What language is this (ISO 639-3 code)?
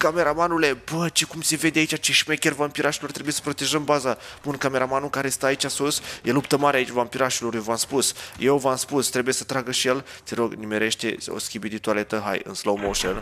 ron